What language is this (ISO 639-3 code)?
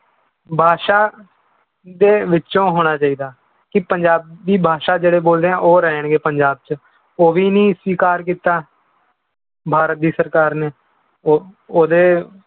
pan